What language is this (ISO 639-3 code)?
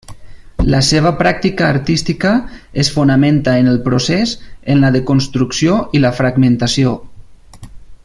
cat